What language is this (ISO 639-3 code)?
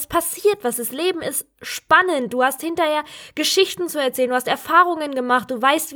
deu